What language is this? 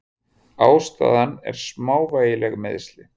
Icelandic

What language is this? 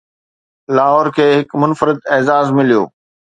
Sindhi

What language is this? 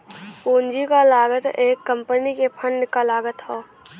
Bhojpuri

